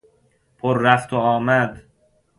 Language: Persian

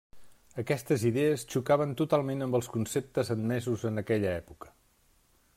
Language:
Catalan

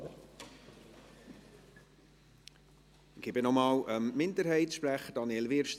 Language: Swiss German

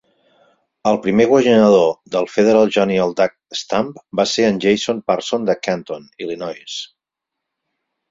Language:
Catalan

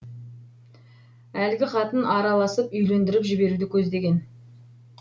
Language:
Kazakh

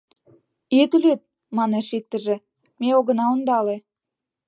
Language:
Mari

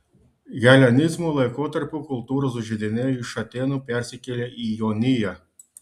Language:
Lithuanian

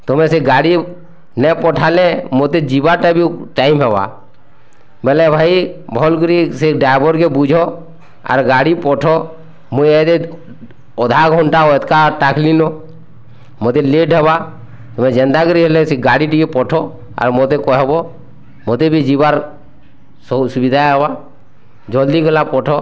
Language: Odia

